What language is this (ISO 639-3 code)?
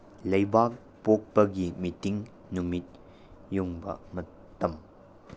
mni